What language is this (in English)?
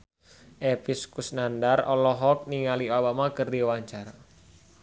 Sundanese